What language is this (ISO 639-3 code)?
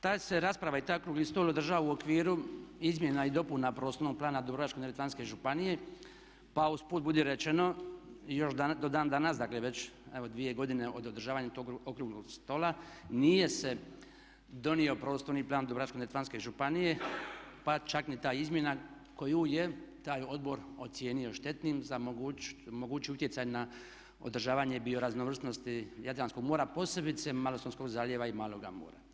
hrv